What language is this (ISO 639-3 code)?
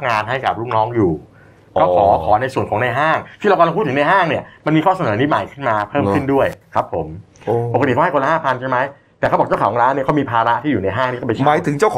tha